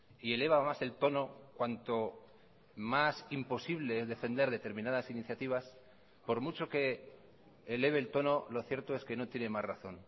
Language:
Spanish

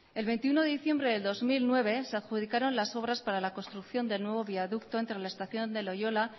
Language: Spanish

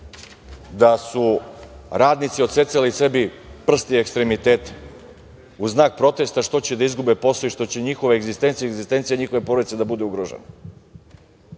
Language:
Serbian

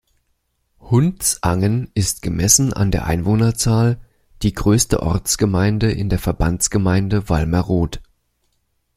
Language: German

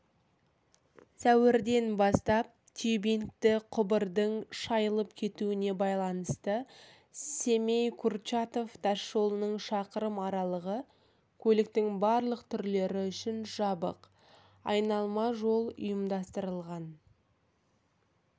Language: Kazakh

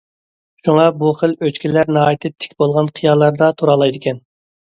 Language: Uyghur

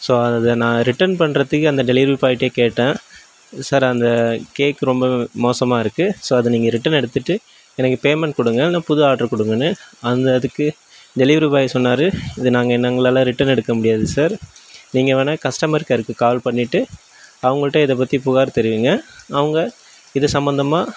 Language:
Tamil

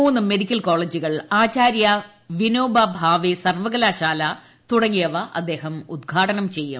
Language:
Malayalam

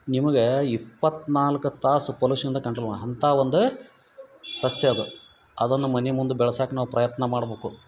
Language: Kannada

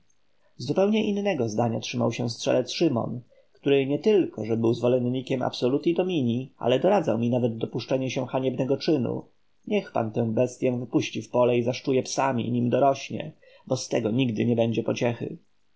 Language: Polish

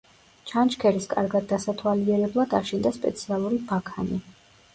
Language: Georgian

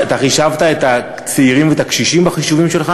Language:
Hebrew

